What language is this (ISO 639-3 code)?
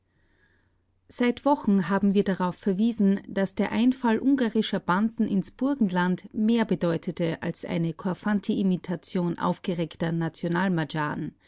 deu